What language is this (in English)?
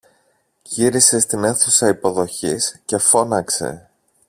Greek